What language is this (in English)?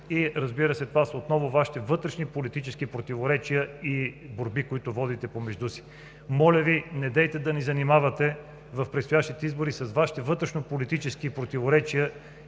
Bulgarian